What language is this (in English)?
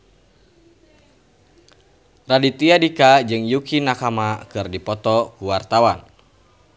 Sundanese